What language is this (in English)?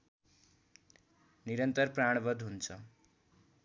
Nepali